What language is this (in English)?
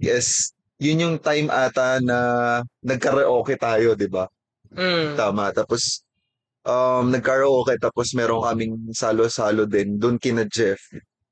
Filipino